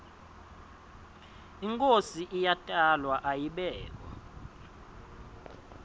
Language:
Swati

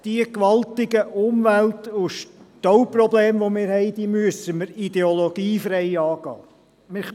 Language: Swiss German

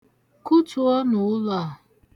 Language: Igbo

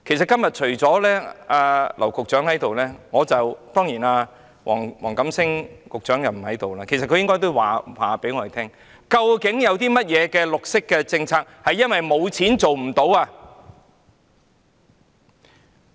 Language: Cantonese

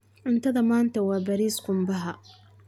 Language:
Somali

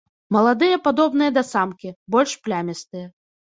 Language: Belarusian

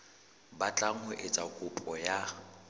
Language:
Southern Sotho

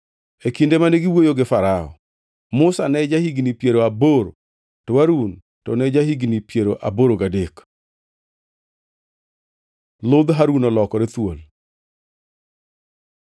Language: Luo (Kenya and Tanzania)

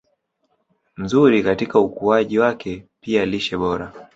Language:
Swahili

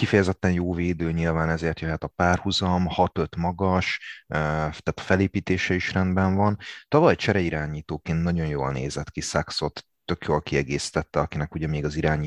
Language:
Hungarian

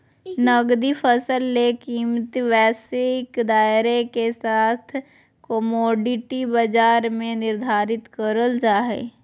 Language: Magahi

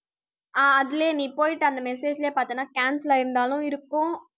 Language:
Tamil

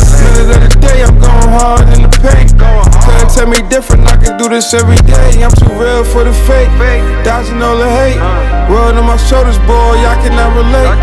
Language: English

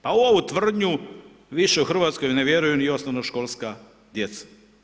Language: Croatian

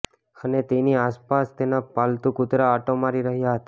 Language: Gujarati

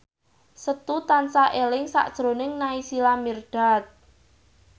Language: Javanese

